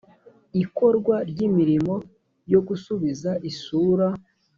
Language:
Kinyarwanda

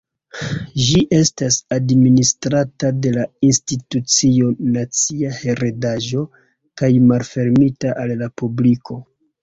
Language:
Esperanto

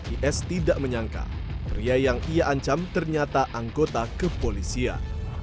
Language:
Indonesian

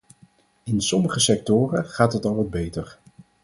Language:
Dutch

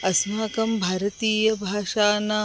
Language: Sanskrit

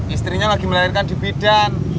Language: Indonesian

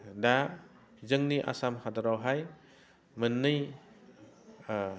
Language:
Bodo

